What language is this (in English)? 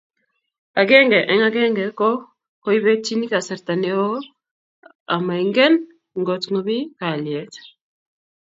Kalenjin